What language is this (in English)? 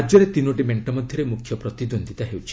Odia